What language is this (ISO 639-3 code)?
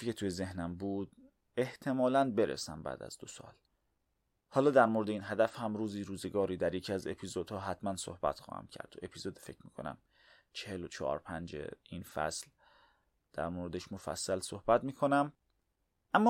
fas